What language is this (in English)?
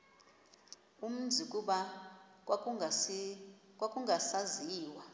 Xhosa